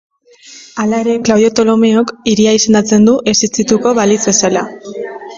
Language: Basque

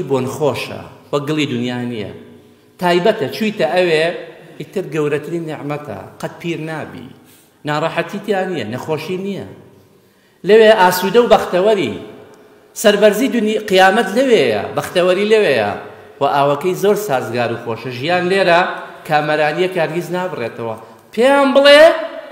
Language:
Arabic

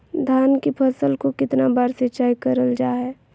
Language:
Magahi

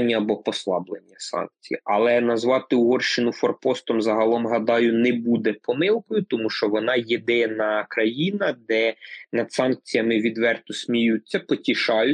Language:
Ukrainian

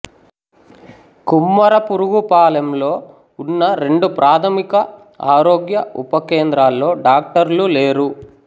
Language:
Telugu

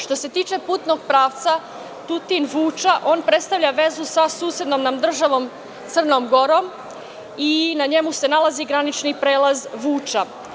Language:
Serbian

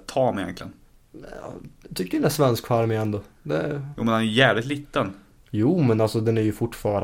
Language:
Swedish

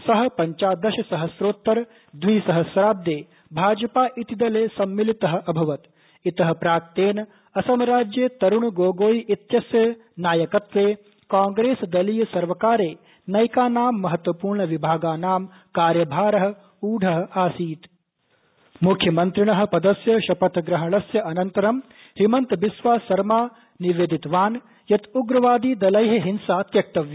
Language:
Sanskrit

